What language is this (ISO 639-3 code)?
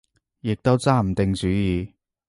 yue